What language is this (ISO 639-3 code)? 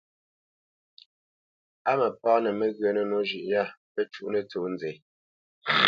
bce